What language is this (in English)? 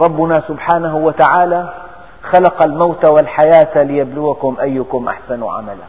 Arabic